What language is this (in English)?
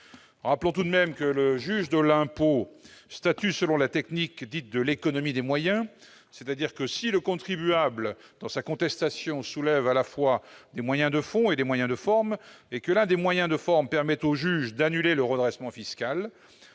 French